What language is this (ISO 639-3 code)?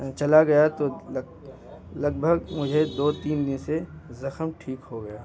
urd